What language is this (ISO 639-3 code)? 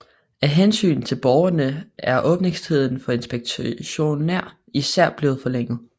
dan